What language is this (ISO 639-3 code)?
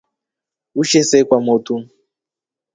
rof